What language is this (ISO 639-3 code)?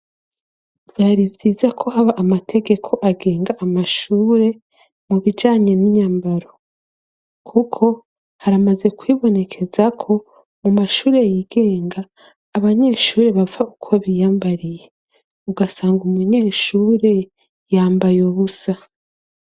run